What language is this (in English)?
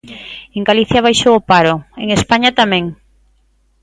Galician